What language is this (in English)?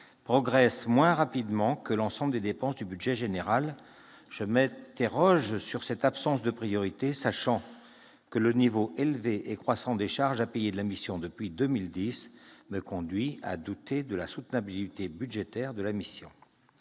French